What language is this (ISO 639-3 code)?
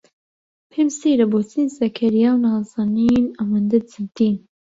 ckb